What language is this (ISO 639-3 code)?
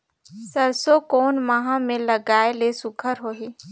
hne